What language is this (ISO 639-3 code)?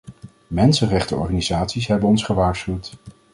nld